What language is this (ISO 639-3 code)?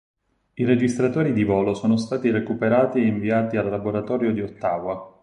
ita